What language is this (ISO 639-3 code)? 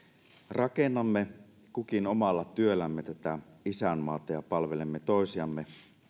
fin